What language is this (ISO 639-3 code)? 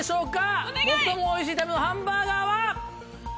jpn